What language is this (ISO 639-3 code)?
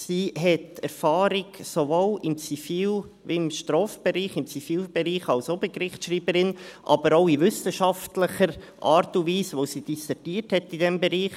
gsw